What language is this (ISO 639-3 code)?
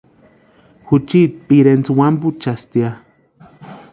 pua